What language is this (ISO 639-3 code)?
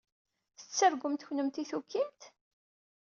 kab